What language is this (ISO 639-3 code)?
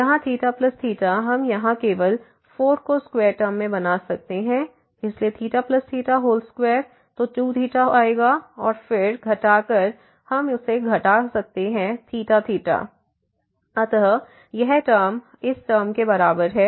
hin